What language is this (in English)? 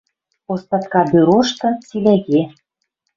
Western Mari